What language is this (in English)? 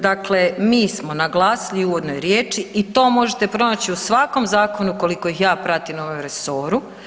Croatian